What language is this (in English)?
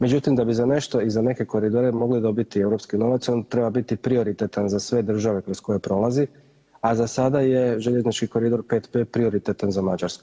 Croatian